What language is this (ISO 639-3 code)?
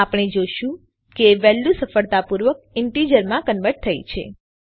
guj